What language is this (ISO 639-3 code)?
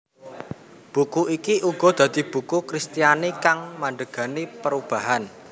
jav